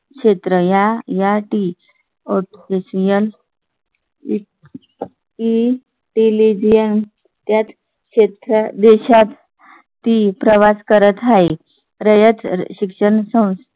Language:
Marathi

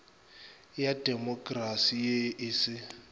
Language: Northern Sotho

